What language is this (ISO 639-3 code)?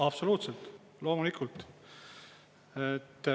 est